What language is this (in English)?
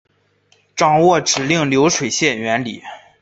Chinese